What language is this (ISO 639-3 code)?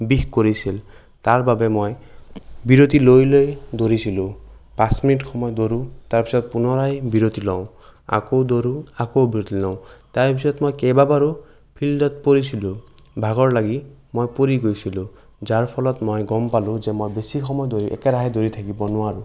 asm